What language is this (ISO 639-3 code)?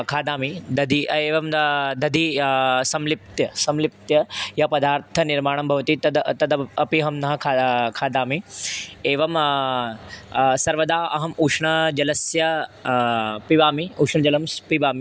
san